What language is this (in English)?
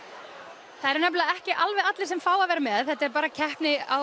Icelandic